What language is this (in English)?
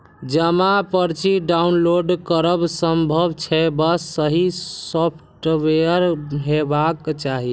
Maithili